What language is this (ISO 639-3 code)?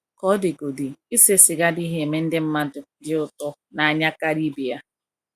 ibo